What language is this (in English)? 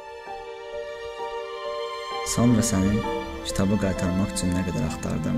Turkish